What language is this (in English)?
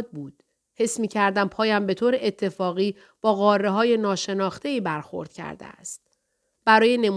Persian